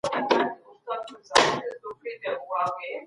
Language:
Pashto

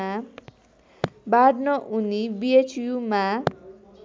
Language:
Nepali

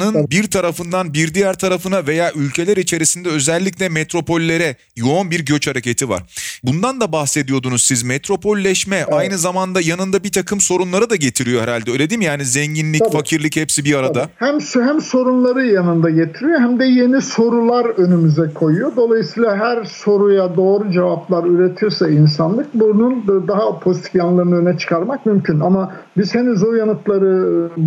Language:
Turkish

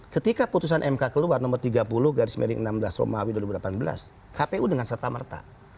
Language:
Indonesian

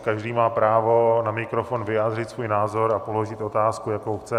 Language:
Czech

